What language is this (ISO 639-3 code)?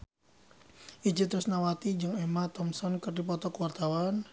sun